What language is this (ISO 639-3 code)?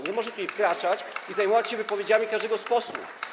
pol